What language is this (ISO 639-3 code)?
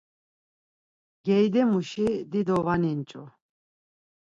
lzz